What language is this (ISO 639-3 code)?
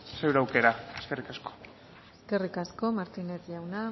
eus